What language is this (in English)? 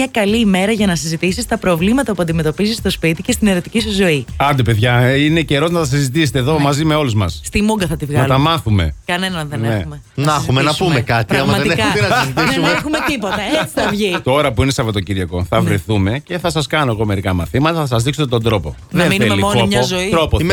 Greek